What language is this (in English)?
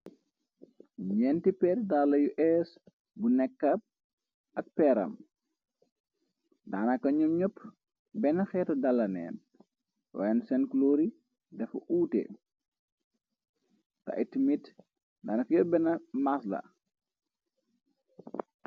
Wolof